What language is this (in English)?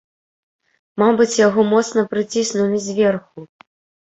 Belarusian